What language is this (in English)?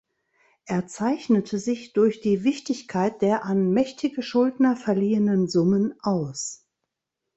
German